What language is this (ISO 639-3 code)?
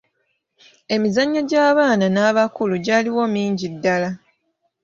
lug